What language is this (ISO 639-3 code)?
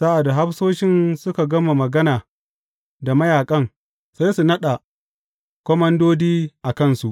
hau